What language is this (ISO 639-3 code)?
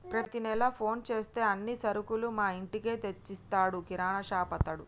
tel